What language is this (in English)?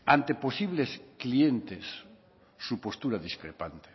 Spanish